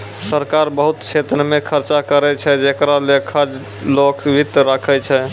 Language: Maithili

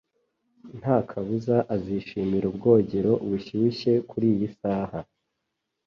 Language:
Kinyarwanda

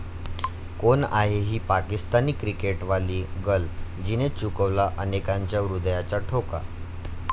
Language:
Marathi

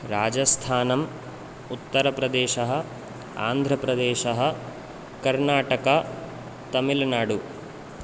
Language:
Sanskrit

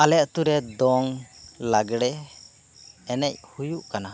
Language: Santali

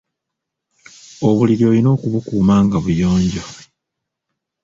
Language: Ganda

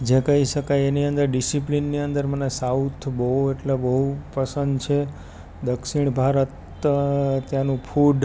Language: Gujarati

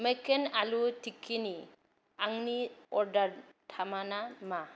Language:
Bodo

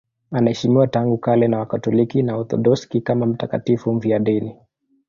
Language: Swahili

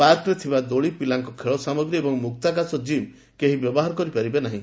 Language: Odia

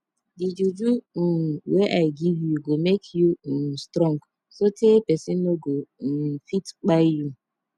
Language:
Nigerian Pidgin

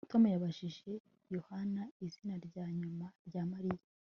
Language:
Kinyarwanda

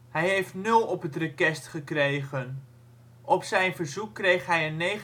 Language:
Dutch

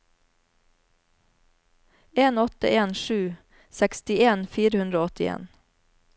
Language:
Norwegian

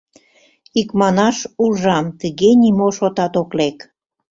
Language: Mari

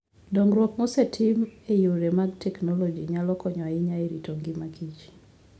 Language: Luo (Kenya and Tanzania)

